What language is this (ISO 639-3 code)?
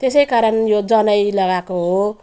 nep